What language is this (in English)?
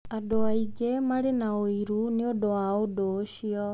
Kikuyu